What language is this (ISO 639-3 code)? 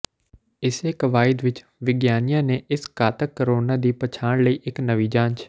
pan